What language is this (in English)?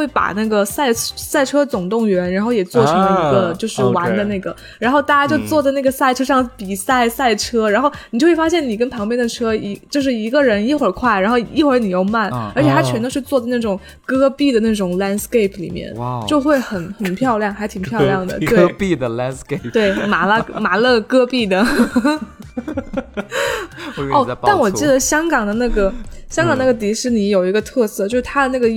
Chinese